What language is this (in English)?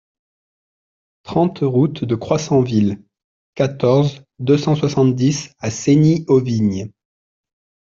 French